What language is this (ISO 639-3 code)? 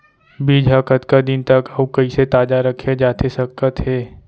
hne